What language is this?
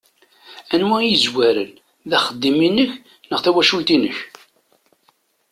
Kabyle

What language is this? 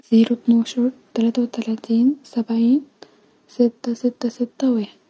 Egyptian Arabic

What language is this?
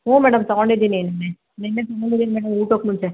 Kannada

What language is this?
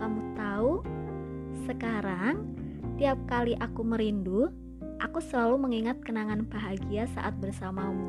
Indonesian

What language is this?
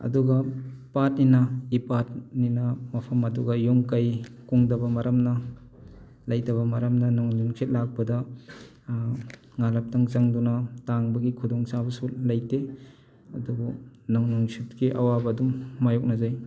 Manipuri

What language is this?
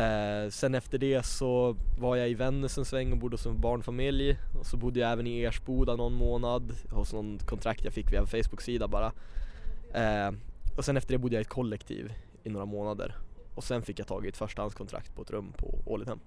Swedish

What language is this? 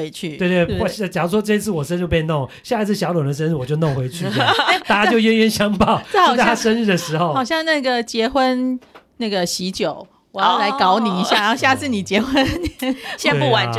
Chinese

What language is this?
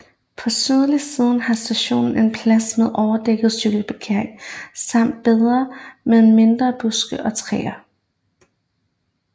Danish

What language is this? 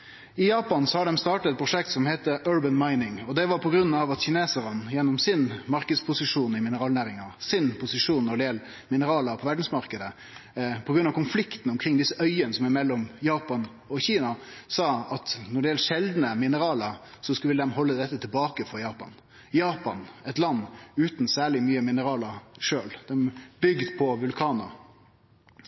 Norwegian Nynorsk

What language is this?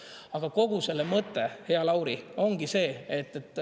Estonian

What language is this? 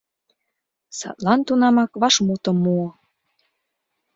Mari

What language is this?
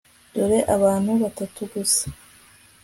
Kinyarwanda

